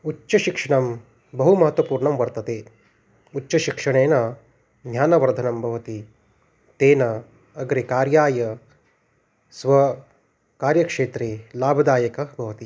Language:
Sanskrit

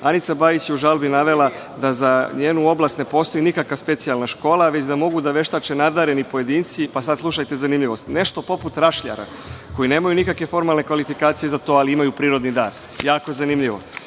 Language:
Serbian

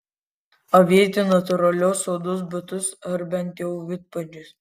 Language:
Lithuanian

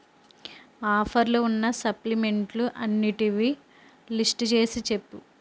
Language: Telugu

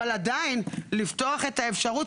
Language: Hebrew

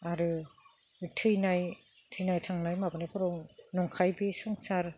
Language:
Bodo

